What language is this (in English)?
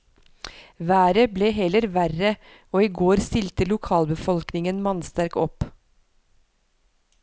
Norwegian